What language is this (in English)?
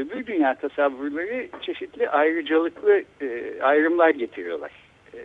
Turkish